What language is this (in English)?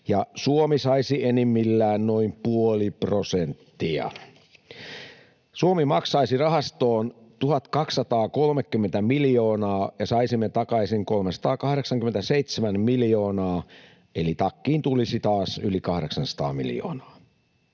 Finnish